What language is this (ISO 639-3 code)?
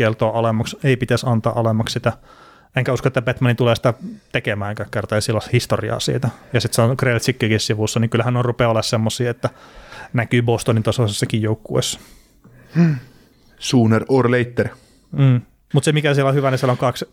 fin